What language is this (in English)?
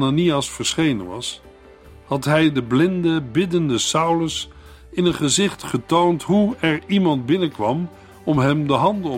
Dutch